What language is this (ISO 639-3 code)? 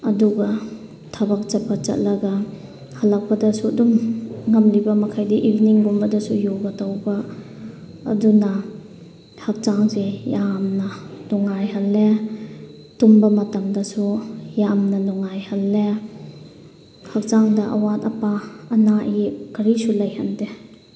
mni